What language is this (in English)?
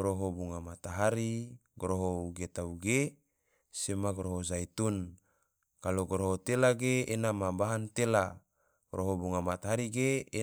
Tidore